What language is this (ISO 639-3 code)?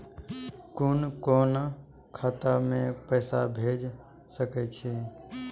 mai